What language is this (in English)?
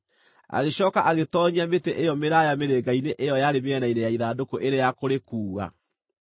Kikuyu